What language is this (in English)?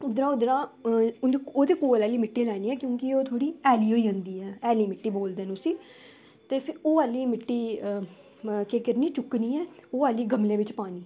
Dogri